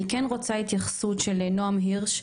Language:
Hebrew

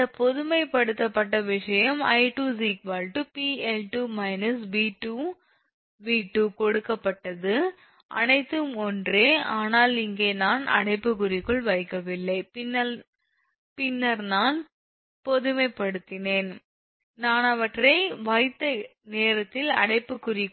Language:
Tamil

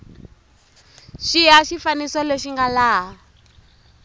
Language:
Tsonga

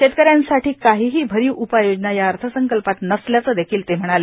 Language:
Marathi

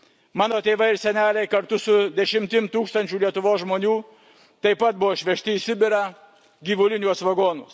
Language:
Lithuanian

